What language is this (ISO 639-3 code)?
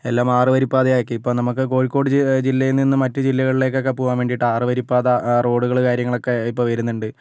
mal